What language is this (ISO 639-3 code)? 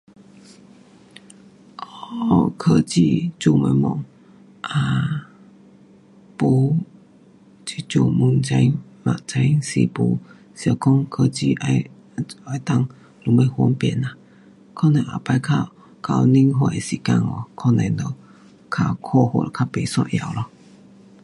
cpx